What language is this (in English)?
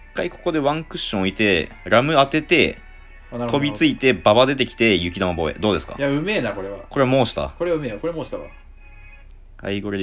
Japanese